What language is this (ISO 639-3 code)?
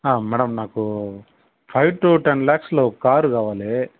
tel